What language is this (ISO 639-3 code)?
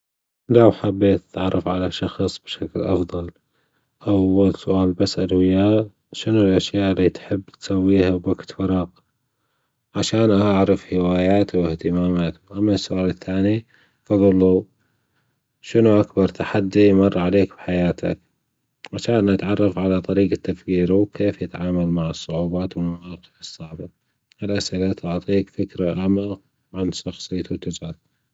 afb